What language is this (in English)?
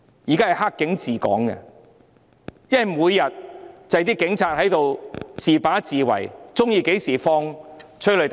Cantonese